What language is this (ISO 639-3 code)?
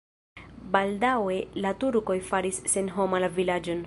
epo